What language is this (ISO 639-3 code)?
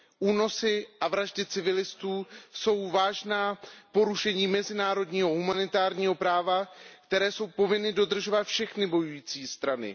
ces